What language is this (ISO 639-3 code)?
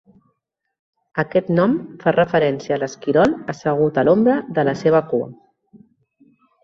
cat